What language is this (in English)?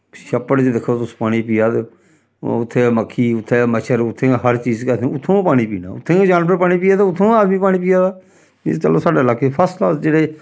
Dogri